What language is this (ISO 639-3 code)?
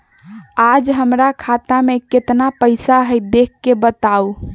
mag